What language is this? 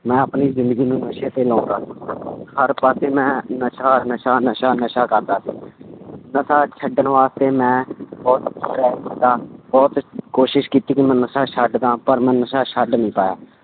Punjabi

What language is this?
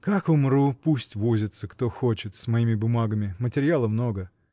Russian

